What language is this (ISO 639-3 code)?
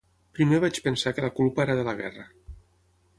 cat